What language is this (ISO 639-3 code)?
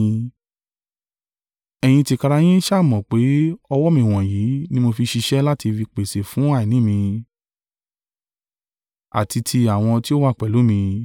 yor